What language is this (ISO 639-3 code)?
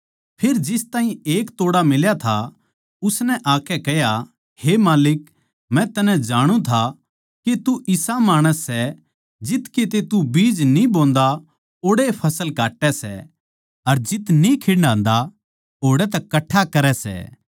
bgc